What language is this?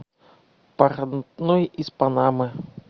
Russian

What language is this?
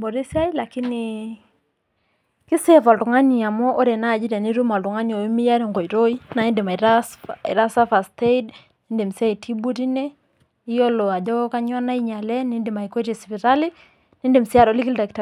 Masai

